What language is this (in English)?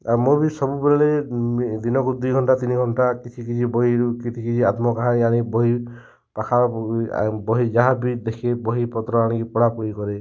Odia